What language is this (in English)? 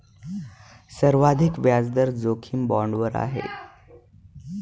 Marathi